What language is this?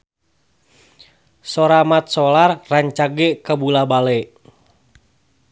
Sundanese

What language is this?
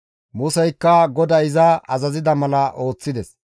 Gamo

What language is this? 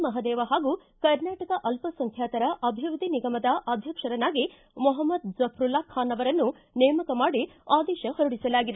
Kannada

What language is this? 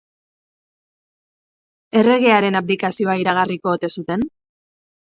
Basque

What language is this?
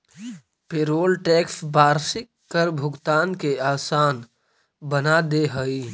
Magahi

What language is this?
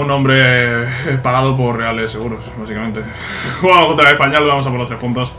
Spanish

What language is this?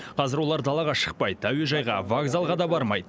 Kazakh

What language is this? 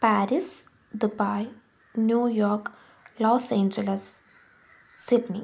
Malayalam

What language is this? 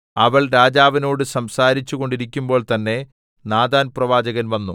Malayalam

